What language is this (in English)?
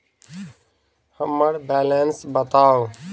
Maithili